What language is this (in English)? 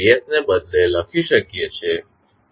Gujarati